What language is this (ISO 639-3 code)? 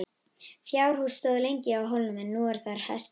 isl